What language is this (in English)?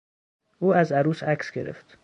Persian